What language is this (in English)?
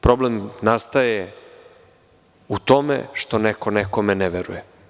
Serbian